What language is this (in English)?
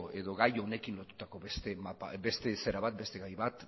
Basque